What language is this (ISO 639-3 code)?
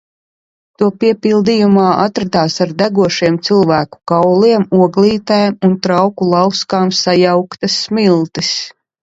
lav